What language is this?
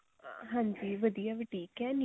Punjabi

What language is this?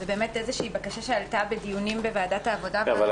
Hebrew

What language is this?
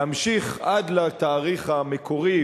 Hebrew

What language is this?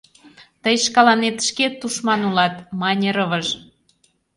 Mari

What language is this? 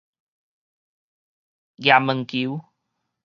Min Nan Chinese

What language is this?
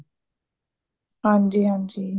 Punjabi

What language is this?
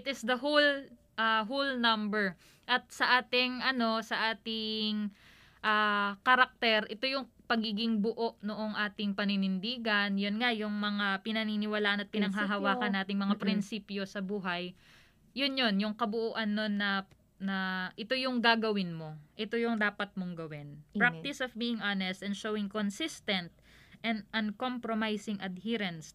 Filipino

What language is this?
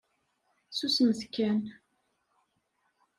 Kabyle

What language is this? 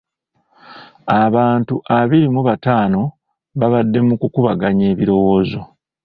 Ganda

